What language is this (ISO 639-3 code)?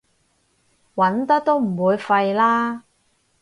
yue